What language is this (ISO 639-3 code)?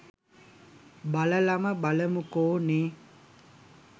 sin